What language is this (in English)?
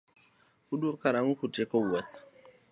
Luo (Kenya and Tanzania)